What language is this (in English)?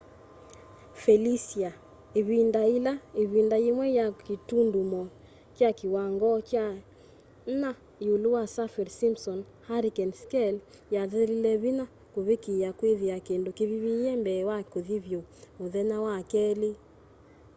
Kamba